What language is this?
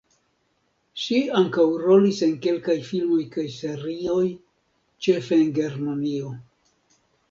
Esperanto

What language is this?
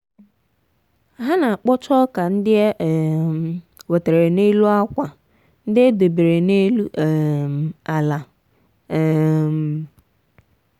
Igbo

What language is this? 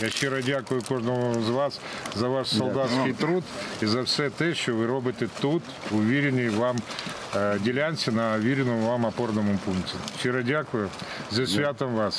Ukrainian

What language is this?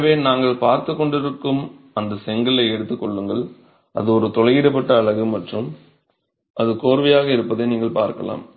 Tamil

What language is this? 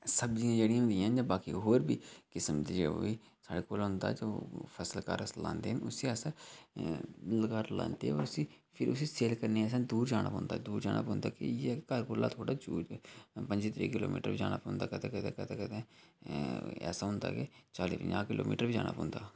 Dogri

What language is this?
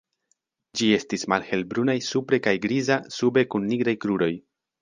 Esperanto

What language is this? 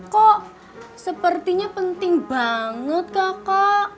Indonesian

